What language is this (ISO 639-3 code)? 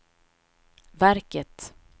swe